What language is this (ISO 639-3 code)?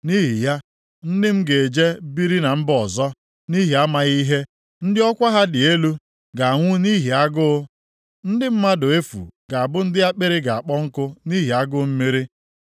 ibo